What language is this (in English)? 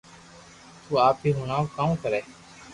Loarki